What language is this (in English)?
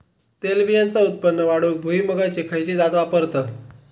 Marathi